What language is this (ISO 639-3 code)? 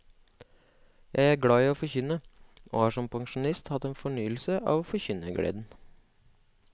nor